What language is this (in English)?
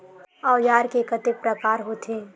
Chhattisgarhi